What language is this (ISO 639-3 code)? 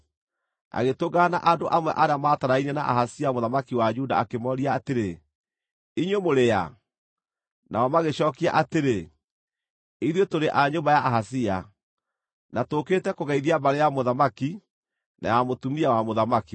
kik